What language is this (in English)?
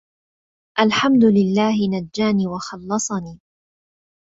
Arabic